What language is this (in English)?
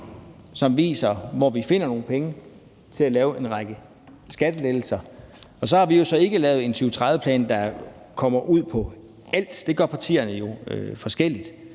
Danish